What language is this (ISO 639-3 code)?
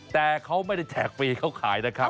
tha